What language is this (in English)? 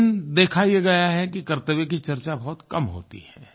Hindi